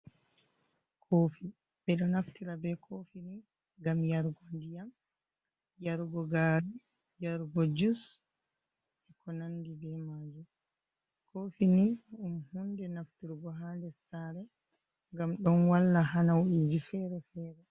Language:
Fula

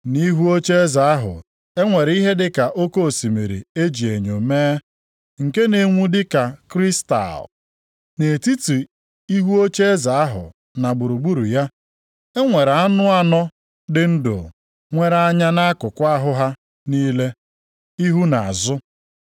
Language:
Igbo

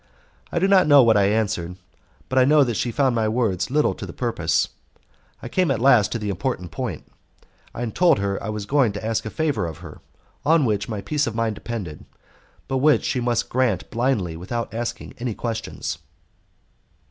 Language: English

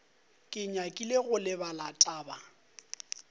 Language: Northern Sotho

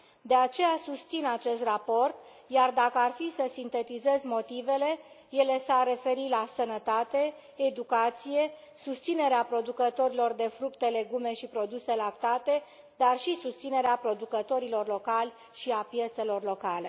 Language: Romanian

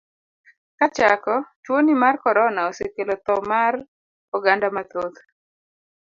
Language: Luo (Kenya and Tanzania)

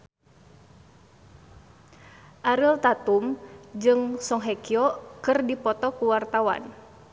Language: Sundanese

